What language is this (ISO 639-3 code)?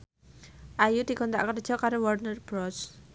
jav